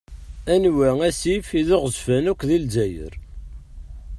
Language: Kabyle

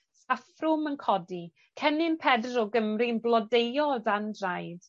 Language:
Welsh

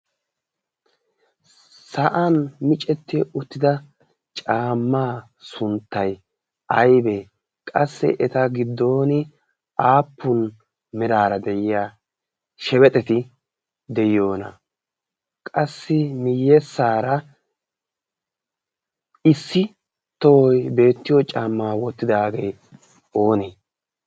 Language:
Wolaytta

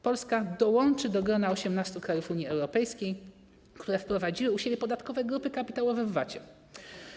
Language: Polish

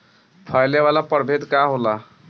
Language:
Bhojpuri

